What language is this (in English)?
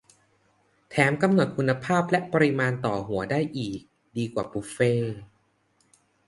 Thai